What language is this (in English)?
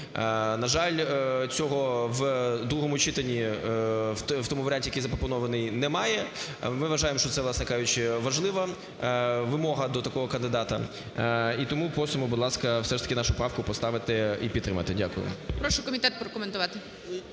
Ukrainian